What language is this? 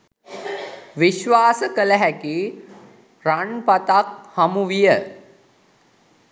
Sinhala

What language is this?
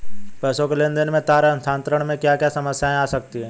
Hindi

